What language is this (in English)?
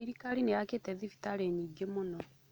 Kikuyu